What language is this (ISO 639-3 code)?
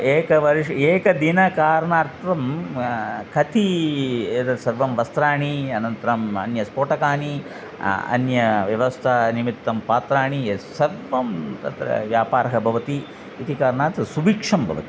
san